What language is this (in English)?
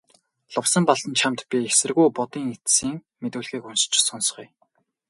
Mongolian